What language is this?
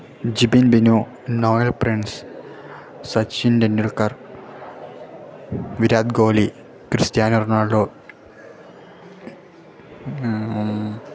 Malayalam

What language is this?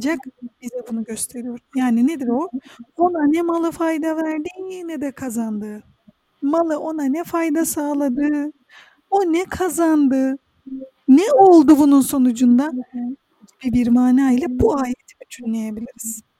Turkish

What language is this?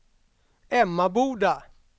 Swedish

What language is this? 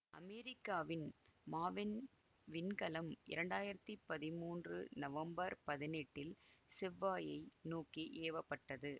Tamil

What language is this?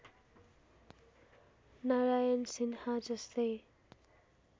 Nepali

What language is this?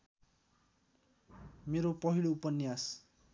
Nepali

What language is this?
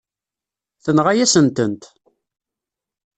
Kabyle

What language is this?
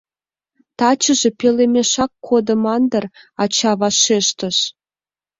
Mari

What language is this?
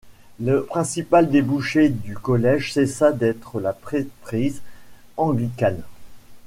French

